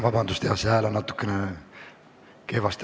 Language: Estonian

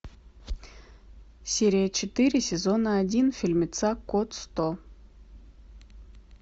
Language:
Russian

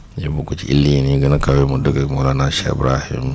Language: Wolof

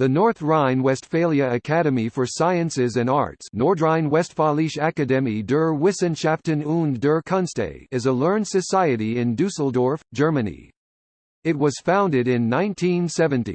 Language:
English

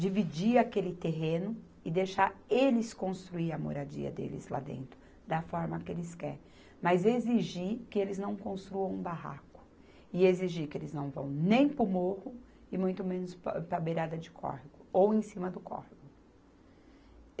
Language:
Portuguese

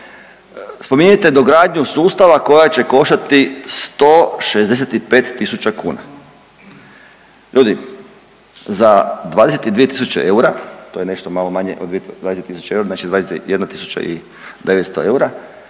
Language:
Croatian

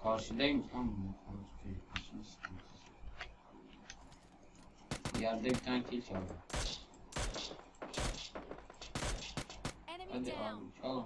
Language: Turkish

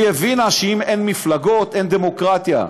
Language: Hebrew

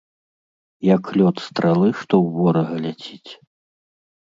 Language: Belarusian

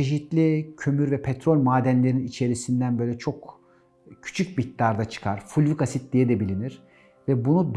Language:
Turkish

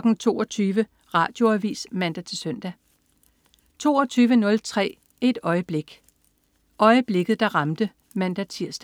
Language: Danish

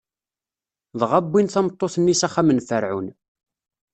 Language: Kabyle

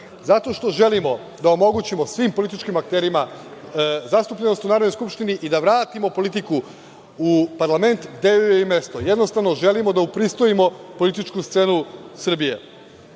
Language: Serbian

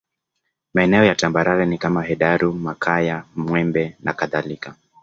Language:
Swahili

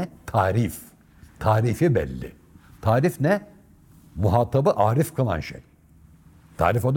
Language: Turkish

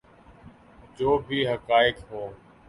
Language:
Urdu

